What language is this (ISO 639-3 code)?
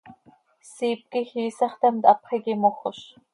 sei